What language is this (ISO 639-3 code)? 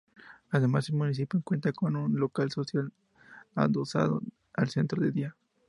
spa